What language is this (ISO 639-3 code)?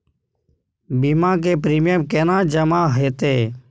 mai